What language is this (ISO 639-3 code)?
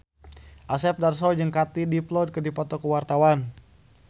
sun